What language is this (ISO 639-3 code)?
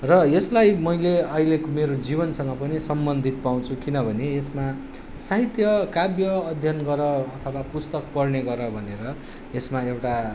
nep